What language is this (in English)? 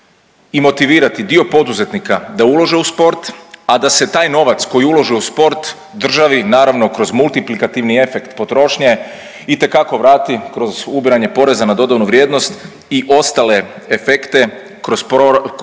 Croatian